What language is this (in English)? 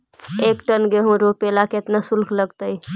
Magahi